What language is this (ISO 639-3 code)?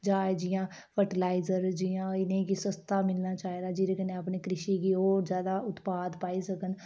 doi